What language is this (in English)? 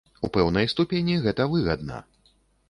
Belarusian